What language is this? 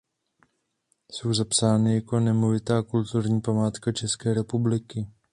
Czech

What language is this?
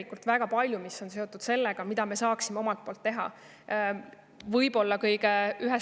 Estonian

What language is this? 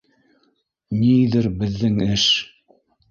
Bashkir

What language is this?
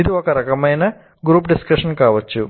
Telugu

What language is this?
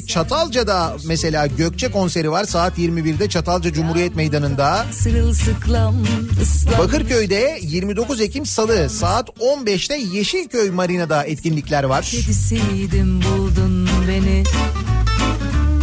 Turkish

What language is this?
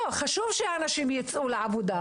Hebrew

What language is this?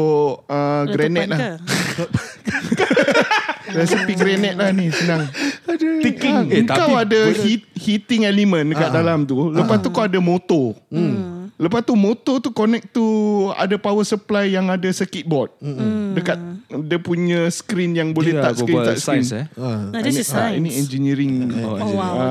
Malay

